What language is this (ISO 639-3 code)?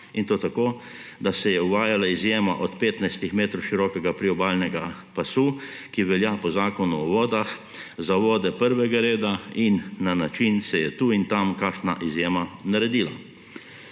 slv